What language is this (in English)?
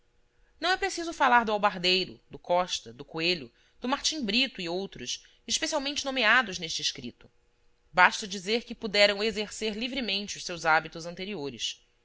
Portuguese